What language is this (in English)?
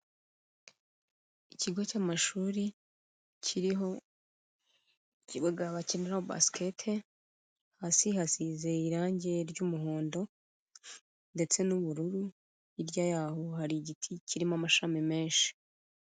Kinyarwanda